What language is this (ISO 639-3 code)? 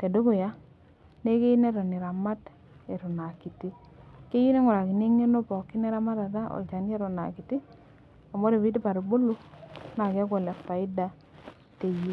mas